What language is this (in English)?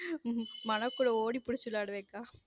Tamil